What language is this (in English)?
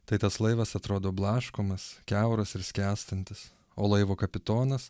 Lithuanian